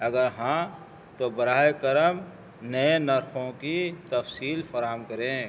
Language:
Urdu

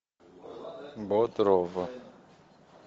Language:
Russian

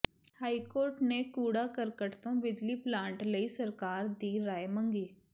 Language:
Punjabi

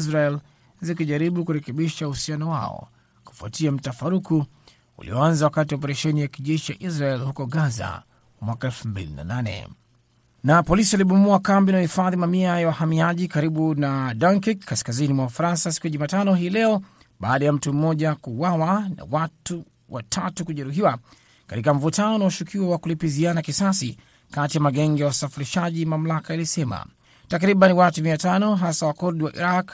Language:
Swahili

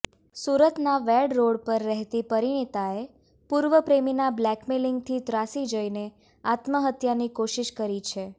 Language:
Gujarati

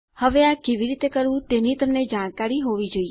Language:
Gujarati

